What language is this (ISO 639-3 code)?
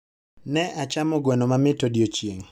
luo